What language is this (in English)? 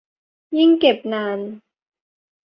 Thai